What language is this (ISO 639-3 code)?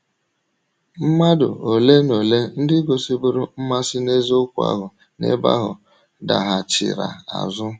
ibo